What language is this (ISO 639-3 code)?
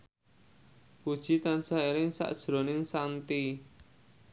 jav